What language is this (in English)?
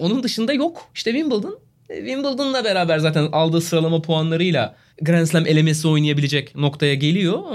Turkish